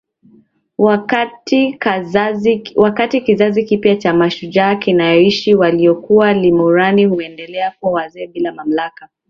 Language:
Swahili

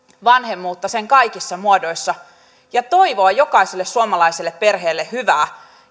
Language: Finnish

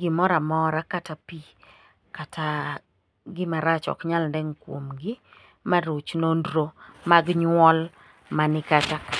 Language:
Luo (Kenya and Tanzania)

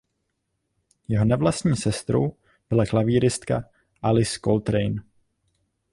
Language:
Czech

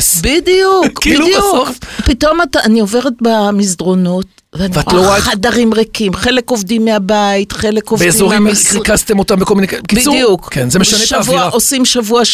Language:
Hebrew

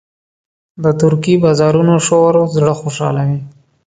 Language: Pashto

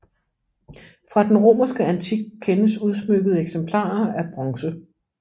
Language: Danish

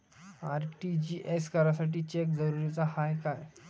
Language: Marathi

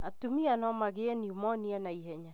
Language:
Kikuyu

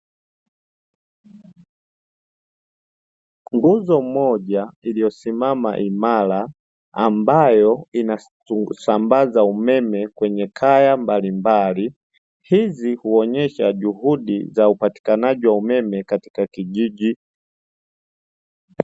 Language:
Swahili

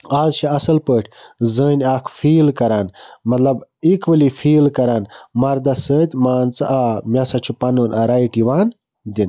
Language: Kashmiri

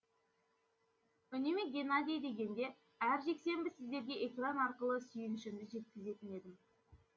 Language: Kazakh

